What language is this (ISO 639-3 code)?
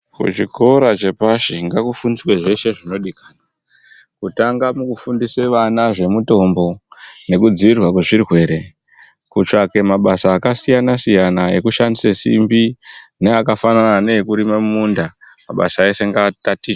ndc